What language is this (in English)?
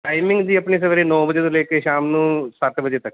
Punjabi